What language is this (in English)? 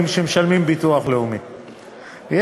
Hebrew